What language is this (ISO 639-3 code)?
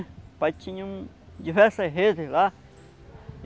por